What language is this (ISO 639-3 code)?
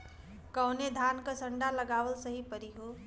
bho